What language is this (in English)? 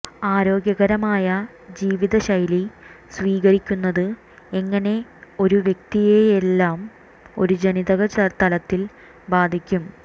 Malayalam